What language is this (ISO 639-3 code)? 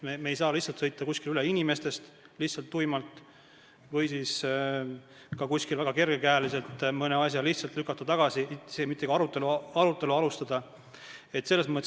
est